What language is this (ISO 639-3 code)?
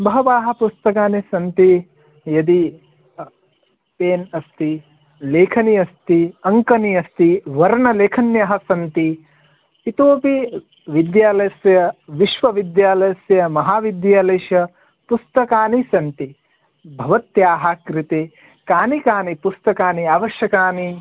san